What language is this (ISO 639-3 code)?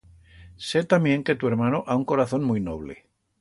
arg